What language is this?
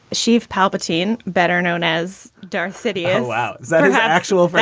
English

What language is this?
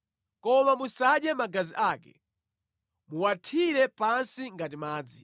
Nyanja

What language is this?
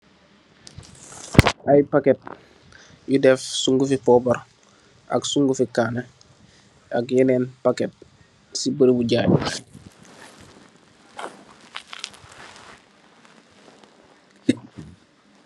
Wolof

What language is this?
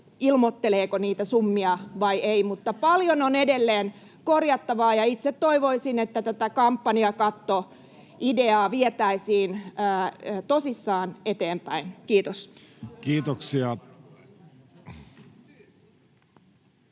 Finnish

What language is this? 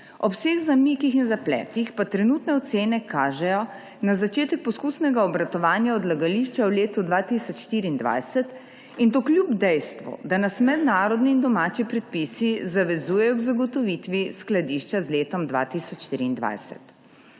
Slovenian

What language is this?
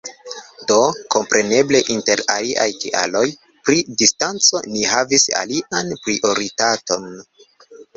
Esperanto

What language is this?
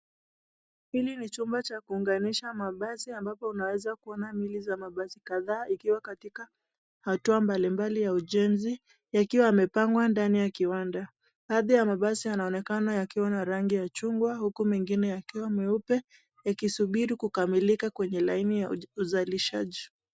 Swahili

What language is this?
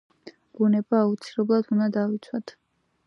Georgian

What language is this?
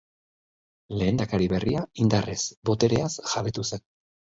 Basque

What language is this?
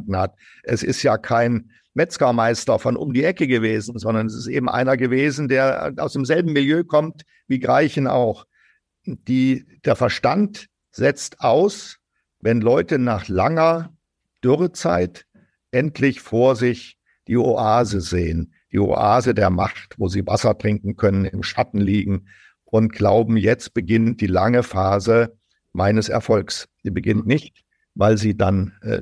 German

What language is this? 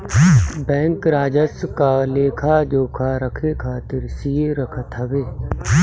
Bhojpuri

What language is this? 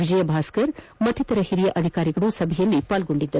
Kannada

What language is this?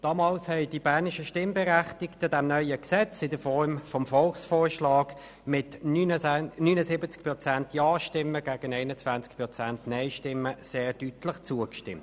Swiss German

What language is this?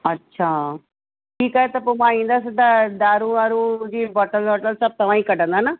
Sindhi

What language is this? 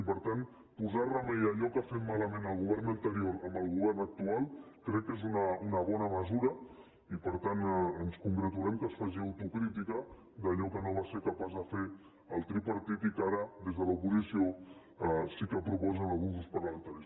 Catalan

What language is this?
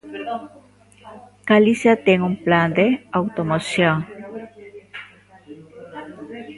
Galician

